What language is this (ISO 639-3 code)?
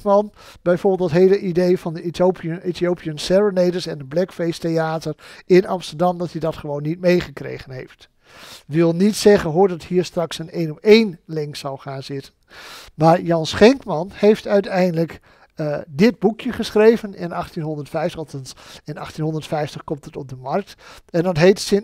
nld